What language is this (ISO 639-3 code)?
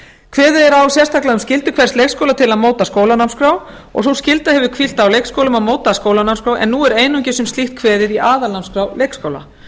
isl